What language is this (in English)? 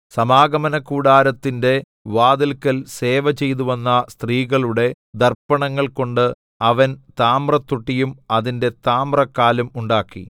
Malayalam